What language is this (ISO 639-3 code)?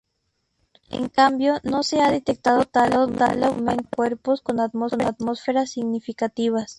spa